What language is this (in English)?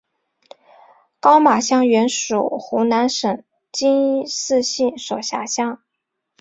Chinese